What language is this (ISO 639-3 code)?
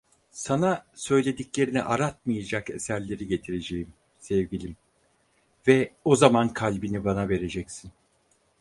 tur